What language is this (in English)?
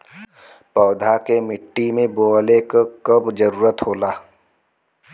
Bhojpuri